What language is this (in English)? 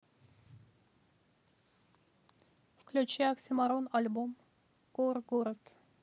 Russian